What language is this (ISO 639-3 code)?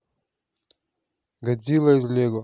rus